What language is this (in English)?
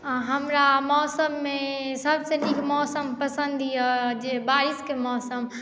Maithili